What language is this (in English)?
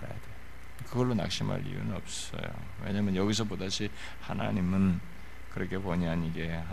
Korean